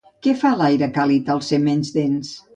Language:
Catalan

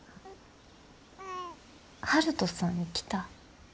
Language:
Japanese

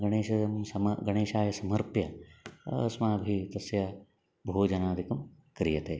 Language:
Sanskrit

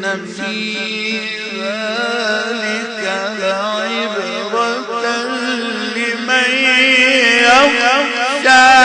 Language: Arabic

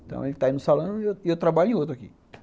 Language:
Portuguese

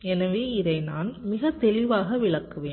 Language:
Tamil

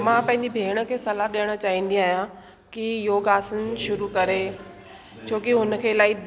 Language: Sindhi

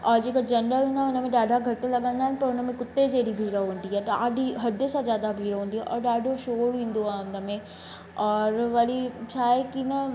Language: Sindhi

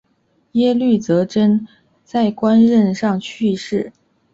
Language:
Chinese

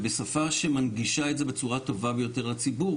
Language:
Hebrew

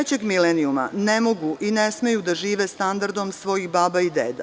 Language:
Serbian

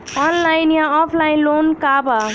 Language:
Bhojpuri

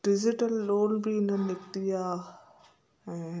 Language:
Sindhi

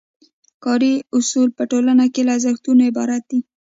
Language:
Pashto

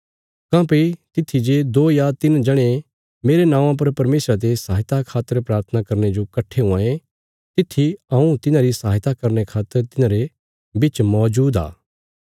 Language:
Bilaspuri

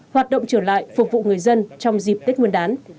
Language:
Vietnamese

